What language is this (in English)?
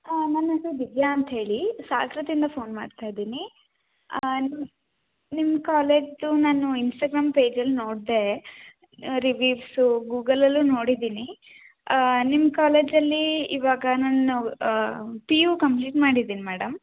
Kannada